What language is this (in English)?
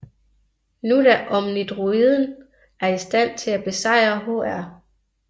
Danish